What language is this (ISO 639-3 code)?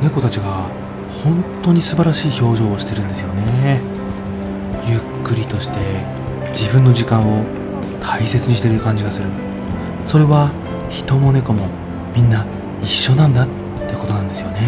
jpn